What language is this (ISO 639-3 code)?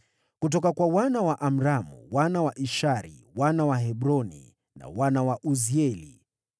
swa